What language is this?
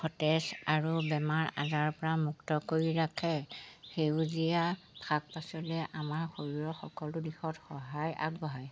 Assamese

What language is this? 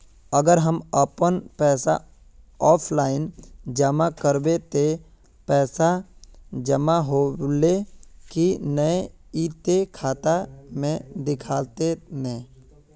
Magahi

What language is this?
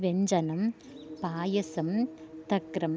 Sanskrit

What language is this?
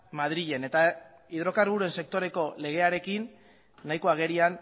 Basque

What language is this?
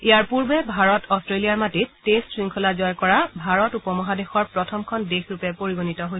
Assamese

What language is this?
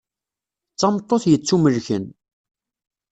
Kabyle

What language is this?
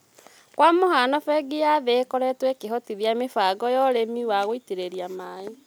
Kikuyu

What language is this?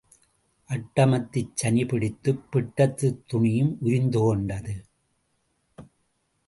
Tamil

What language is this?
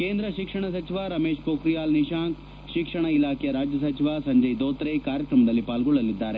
Kannada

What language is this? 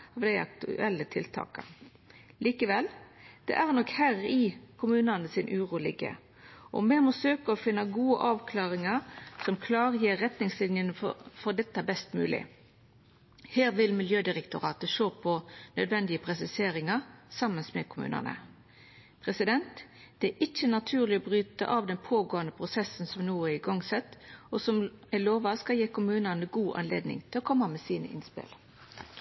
Norwegian Nynorsk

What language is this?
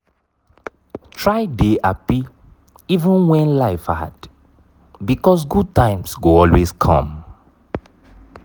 Nigerian Pidgin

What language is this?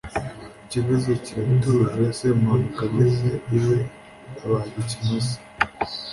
Kinyarwanda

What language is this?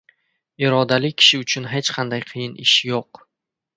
Uzbek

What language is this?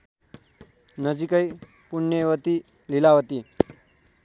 Nepali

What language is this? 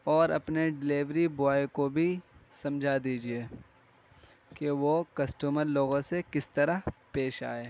Urdu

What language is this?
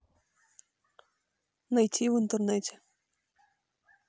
Russian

